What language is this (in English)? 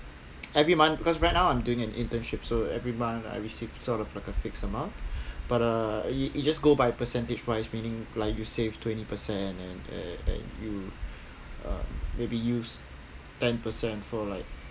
English